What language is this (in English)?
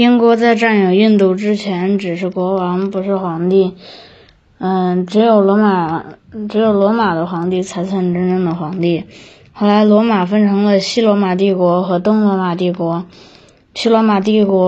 Chinese